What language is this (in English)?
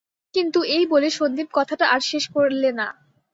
Bangla